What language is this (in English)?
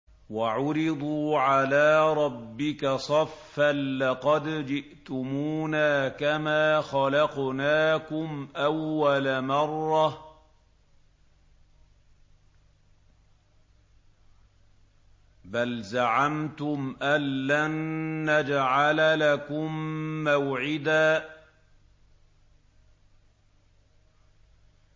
Arabic